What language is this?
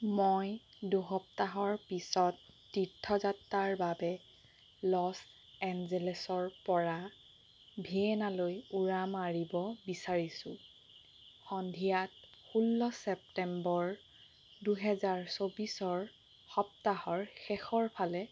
Assamese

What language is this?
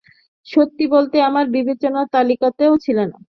Bangla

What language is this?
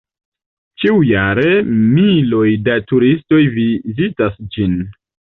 Esperanto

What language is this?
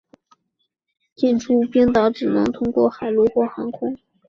Chinese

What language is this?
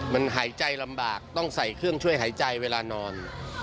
Thai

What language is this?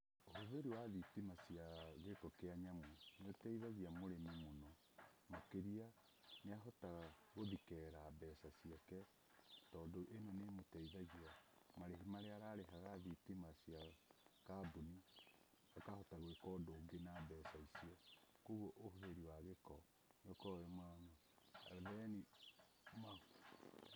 Kikuyu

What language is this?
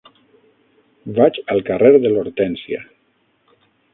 Catalan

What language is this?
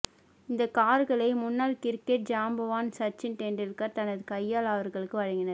Tamil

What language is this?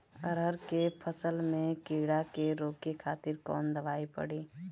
Bhojpuri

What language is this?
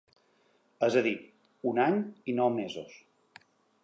Catalan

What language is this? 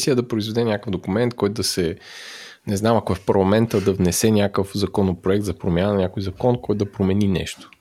Bulgarian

